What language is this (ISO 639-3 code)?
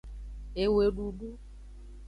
ajg